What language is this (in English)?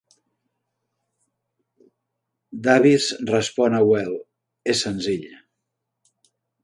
Catalan